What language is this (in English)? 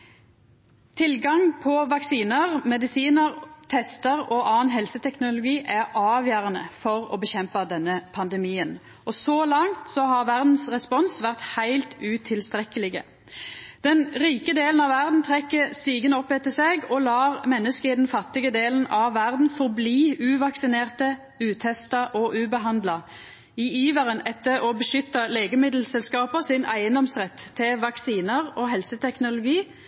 Norwegian Nynorsk